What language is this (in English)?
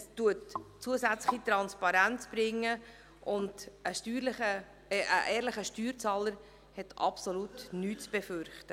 Swiss German